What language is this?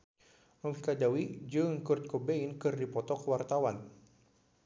Sundanese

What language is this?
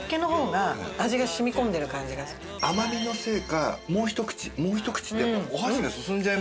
Japanese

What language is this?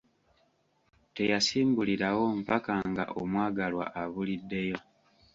Ganda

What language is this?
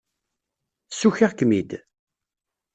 Kabyle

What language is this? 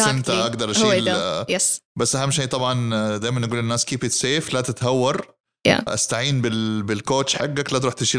Arabic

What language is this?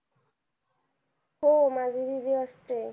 Marathi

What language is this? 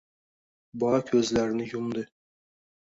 Uzbek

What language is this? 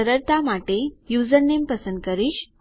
Gujarati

